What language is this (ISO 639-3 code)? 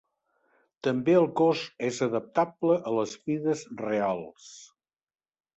cat